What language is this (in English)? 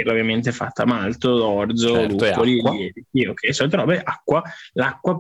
Italian